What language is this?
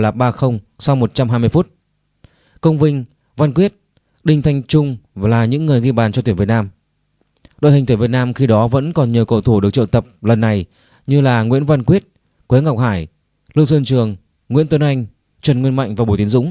Vietnamese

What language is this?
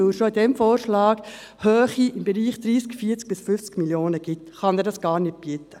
Swiss German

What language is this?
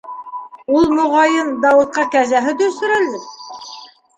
Bashkir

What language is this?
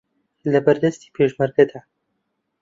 Central Kurdish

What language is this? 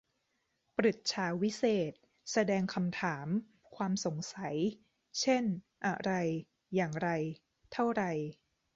Thai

